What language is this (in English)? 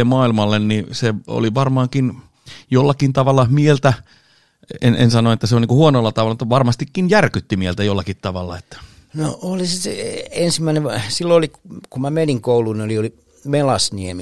Finnish